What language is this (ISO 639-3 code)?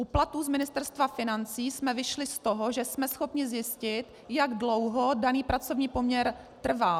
ces